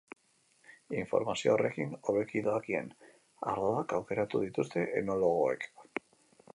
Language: Basque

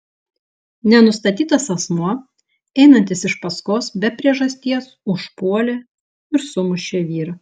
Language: Lithuanian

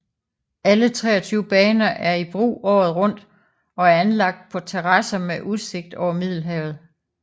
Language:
Danish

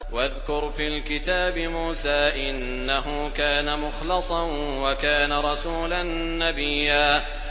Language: Arabic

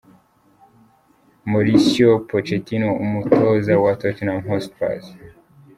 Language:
Kinyarwanda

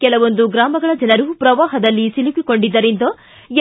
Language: Kannada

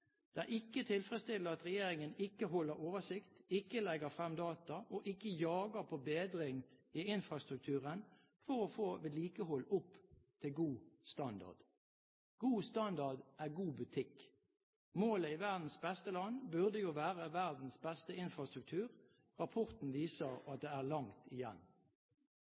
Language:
Norwegian Bokmål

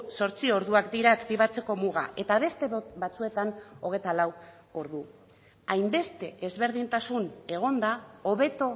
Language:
Basque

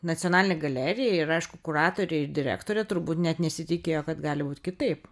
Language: Lithuanian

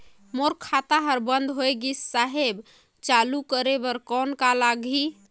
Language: Chhattisgarhi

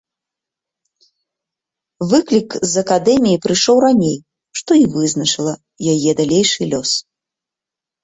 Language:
Belarusian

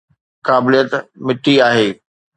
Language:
Sindhi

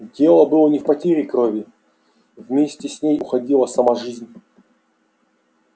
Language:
Russian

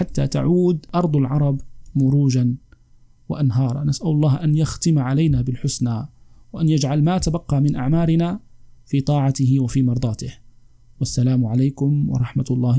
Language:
Arabic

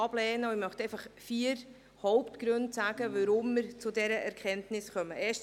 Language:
Swiss German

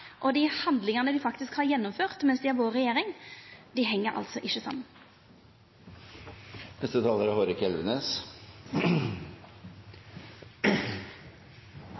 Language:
Norwegian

